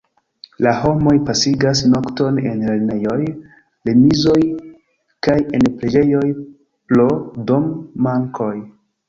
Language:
Esperanto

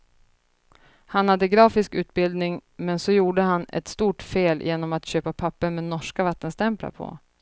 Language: Swedish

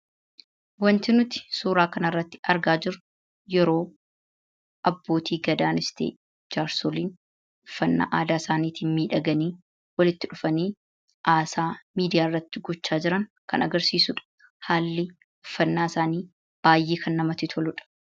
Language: Oromo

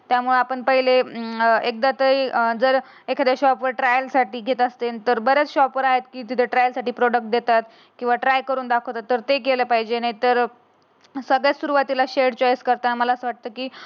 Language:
Marathi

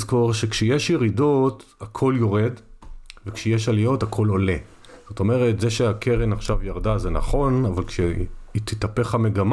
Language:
Hebrew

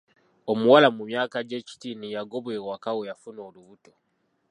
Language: Ganda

